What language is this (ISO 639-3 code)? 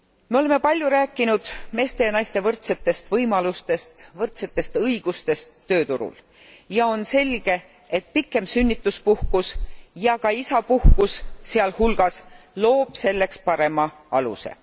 est